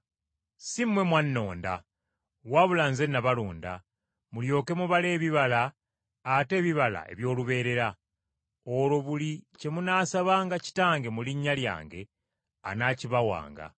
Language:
Ganda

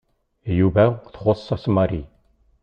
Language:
Kabyle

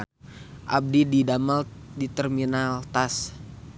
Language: Sundanese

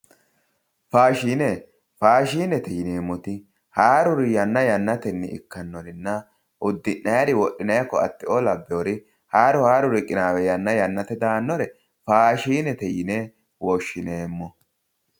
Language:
Sidamo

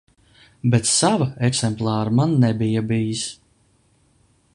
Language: Latvian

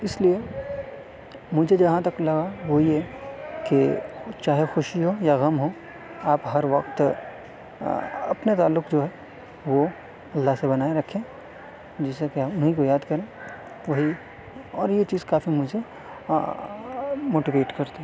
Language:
Urdu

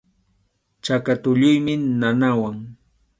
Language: Arequipa-La Unión Quechua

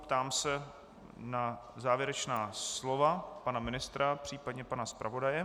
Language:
Czech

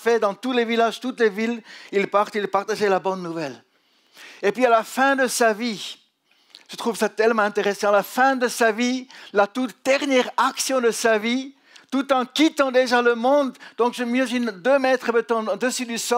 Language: French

